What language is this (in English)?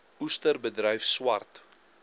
Afrikaans